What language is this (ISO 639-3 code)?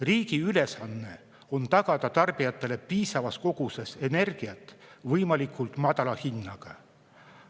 est